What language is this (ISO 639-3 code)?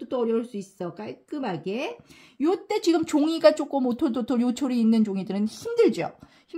kor